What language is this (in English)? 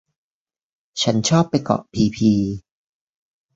Thai